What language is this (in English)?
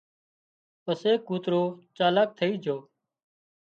Wadiyara Koli